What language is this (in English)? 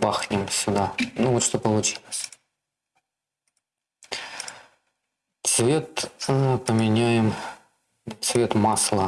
Russian